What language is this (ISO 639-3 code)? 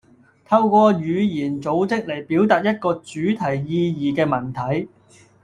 yue